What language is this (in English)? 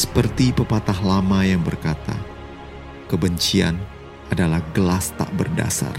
Indonesian